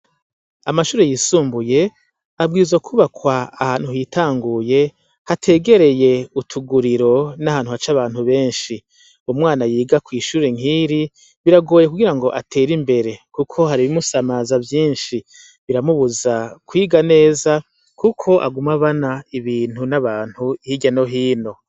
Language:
Rundi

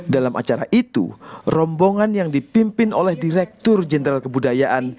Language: Indonesian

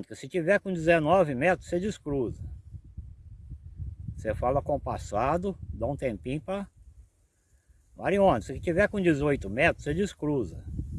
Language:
Portuguese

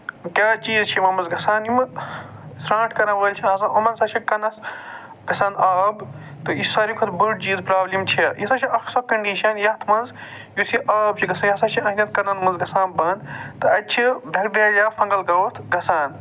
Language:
Kashmiri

